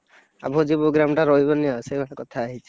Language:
Odia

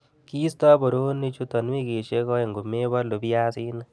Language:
Kalenjin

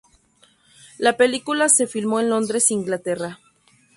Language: Spanish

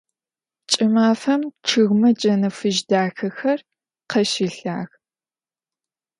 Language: Adyghe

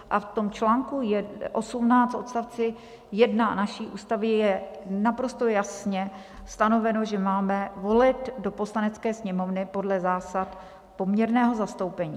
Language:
Czech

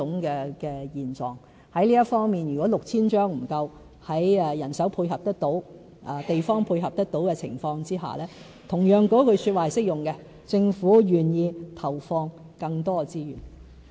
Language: Cantonese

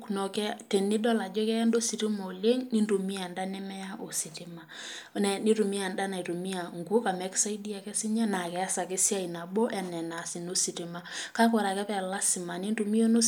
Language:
Masai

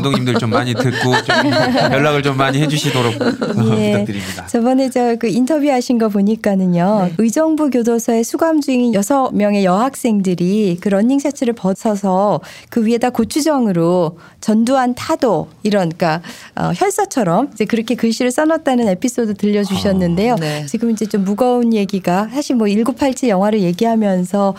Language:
Korean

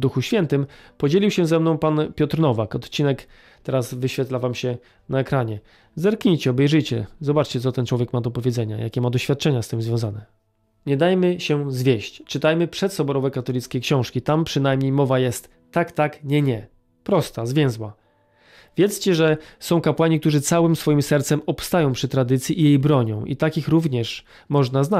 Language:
Polish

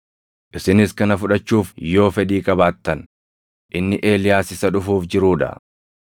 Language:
Oromo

